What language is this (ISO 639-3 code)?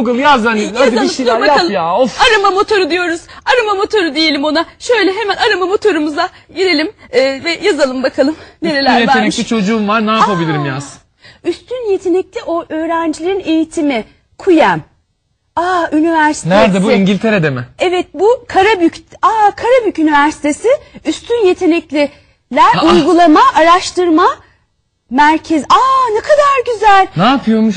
tur